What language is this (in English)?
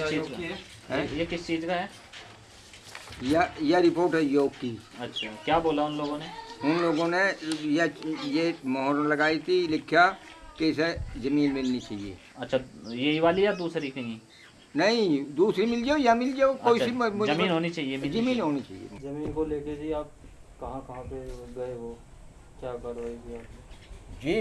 Hindi